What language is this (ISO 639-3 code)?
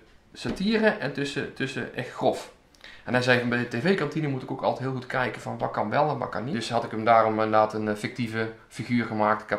nld